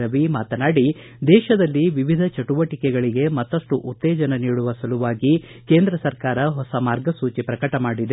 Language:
Kannada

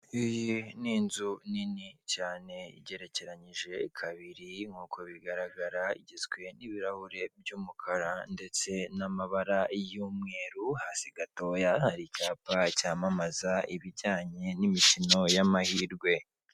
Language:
Kinyarwanda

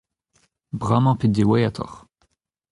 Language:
Breton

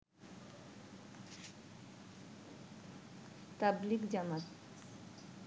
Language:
Bangla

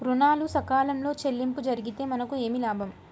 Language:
Telugu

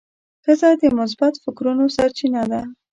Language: Pashto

